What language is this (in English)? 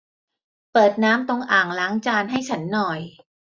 Thai